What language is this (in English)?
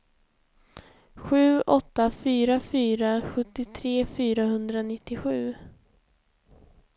Swedish